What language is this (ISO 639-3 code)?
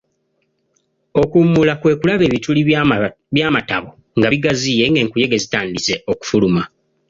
lug